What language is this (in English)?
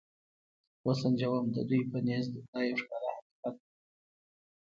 Pashto